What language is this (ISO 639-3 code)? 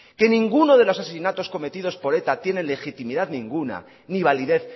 spa